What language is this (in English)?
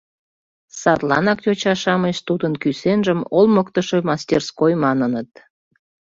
Mari